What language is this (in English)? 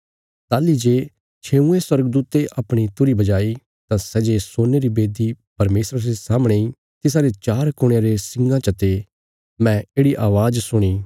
Bilaspuri